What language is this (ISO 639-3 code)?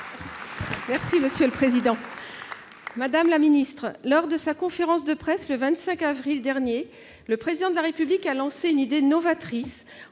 fra